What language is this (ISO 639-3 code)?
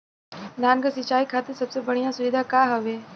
bho